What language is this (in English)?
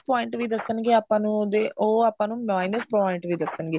Punjabi